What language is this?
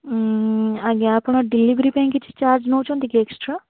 Odia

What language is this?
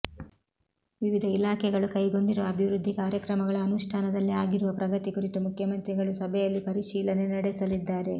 Kannada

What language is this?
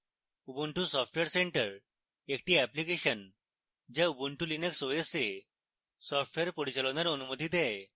Bangla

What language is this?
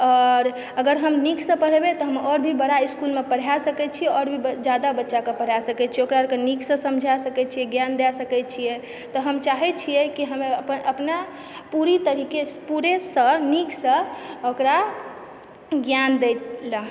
Maithili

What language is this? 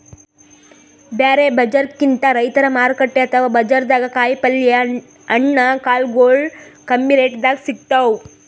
Kannada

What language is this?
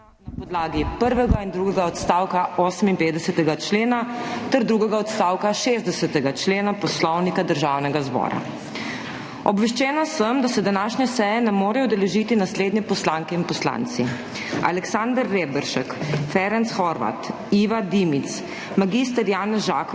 Slovenian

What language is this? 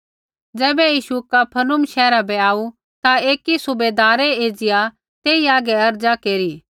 Kullu Pahari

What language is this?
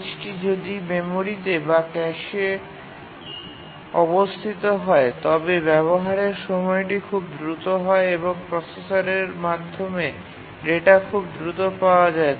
Bangla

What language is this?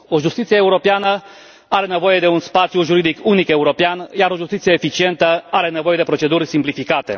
Romanian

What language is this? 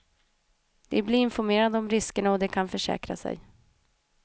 Swedish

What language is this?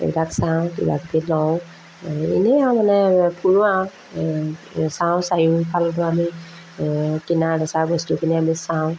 Assamese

